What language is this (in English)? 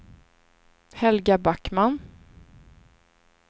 Swedish